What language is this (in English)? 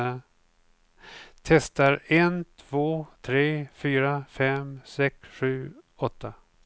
Swedish